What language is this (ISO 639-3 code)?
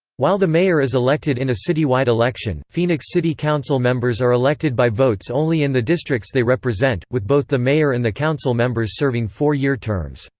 eng